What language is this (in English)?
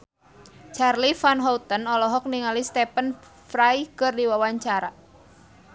Sundanese